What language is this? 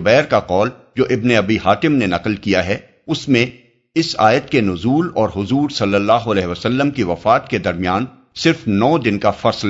Urdu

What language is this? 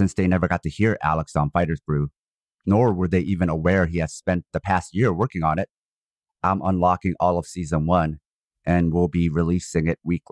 English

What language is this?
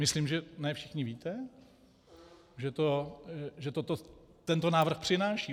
Czech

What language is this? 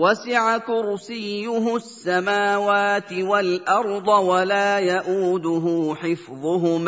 Arabic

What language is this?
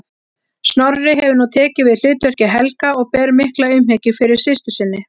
Icelandic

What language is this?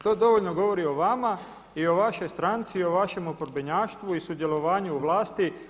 Croatian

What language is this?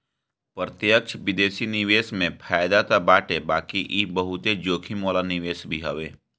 Bhojpuri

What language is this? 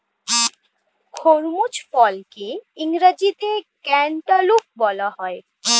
Bangla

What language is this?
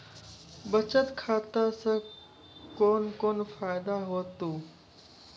Maithili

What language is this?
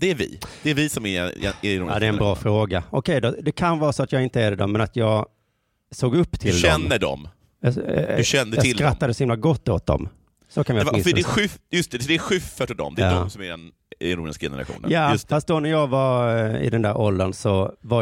Swedish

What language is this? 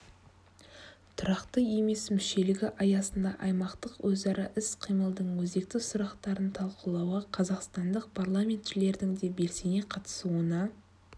Kazakh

